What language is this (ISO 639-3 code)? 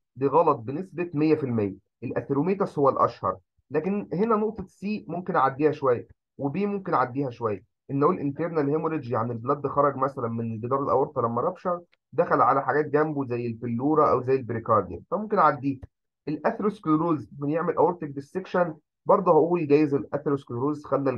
ara